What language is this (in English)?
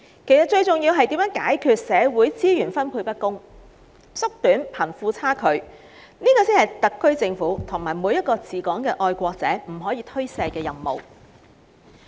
Cantonese